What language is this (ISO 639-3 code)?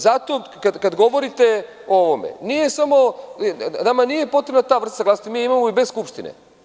srp